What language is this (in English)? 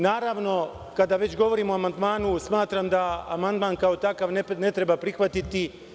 Serbian